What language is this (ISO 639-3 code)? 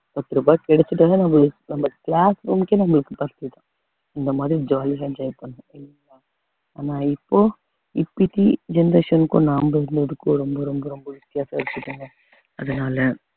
tam